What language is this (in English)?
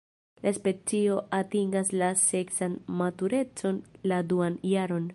Esperanto